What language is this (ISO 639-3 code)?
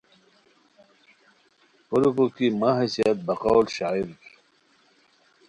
khw